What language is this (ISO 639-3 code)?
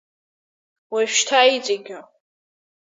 abk